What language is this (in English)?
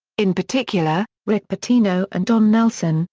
English